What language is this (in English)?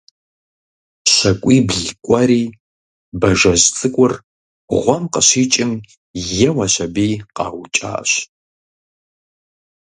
Kabardian